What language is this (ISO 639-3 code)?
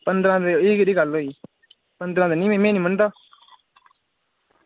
doi